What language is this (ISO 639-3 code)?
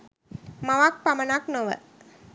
sin